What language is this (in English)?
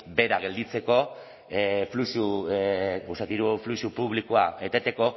Basque